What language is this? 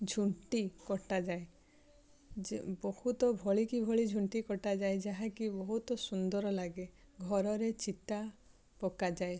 Odia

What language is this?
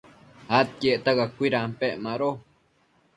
Matsés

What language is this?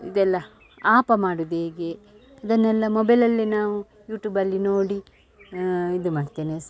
Kannada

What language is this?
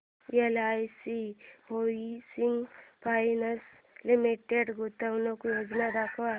Marathi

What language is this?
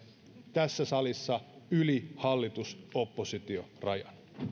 Finnish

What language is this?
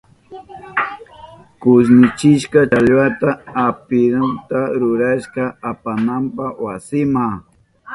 Southern Pastaza Quechua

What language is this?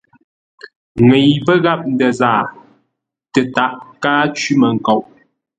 Ngombale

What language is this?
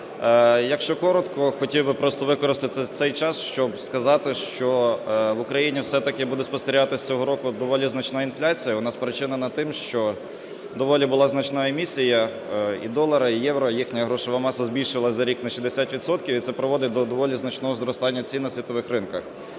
Ukrainian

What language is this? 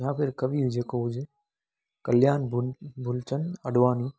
Sindhi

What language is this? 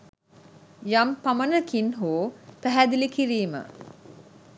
Sinhala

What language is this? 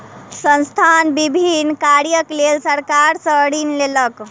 Maithili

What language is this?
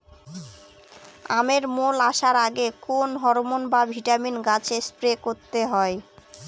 Bangla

